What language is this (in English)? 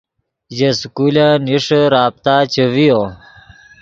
Yidgha